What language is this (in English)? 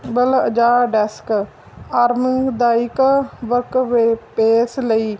Punjabi